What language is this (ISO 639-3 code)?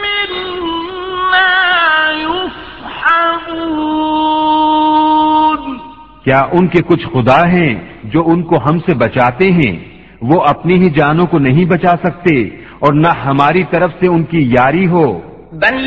urd